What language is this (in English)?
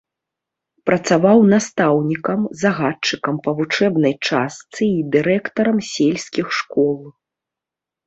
Belarusian